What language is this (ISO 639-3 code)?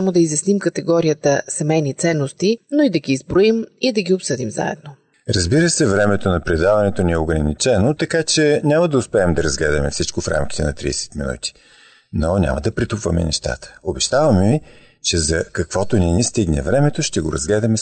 bul